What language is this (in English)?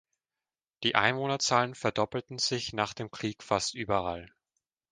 German